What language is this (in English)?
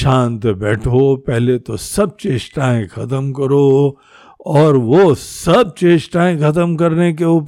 Hindi